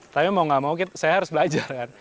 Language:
Indonesian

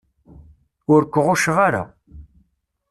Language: Kabyle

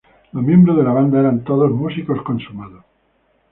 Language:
Spanish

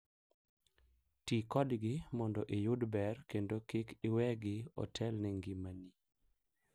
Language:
Luo (Kenya and Tanzania)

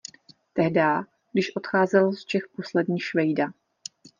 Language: Czech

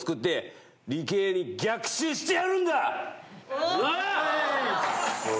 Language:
Japanese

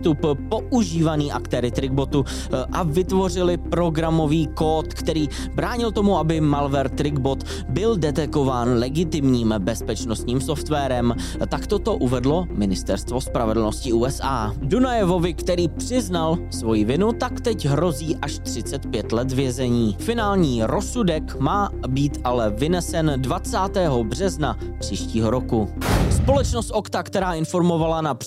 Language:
Czech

